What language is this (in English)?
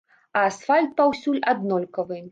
Belarusian